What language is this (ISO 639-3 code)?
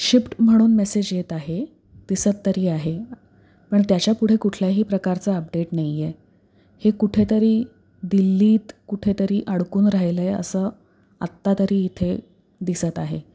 mar